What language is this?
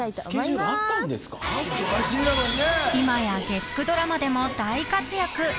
Japanese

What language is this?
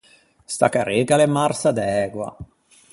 Ligurian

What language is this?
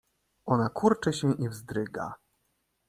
Polish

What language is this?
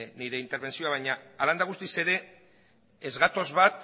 Basque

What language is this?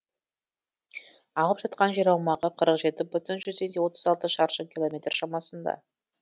Kazakh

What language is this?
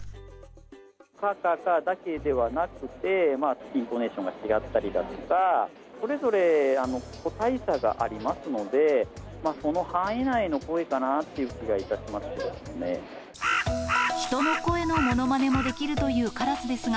Japanese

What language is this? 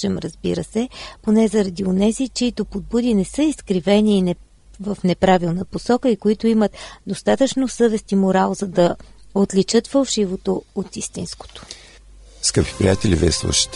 Bulgarian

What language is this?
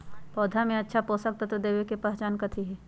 Magahi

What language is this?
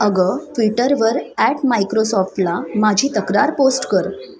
Marathi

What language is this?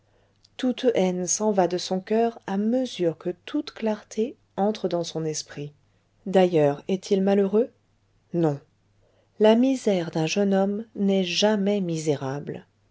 French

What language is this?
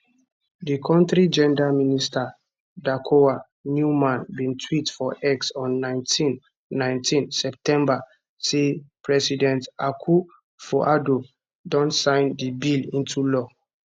Nigerian Pidgin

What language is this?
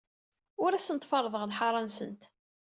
Kabyle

